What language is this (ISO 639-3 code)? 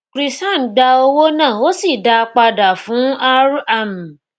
yor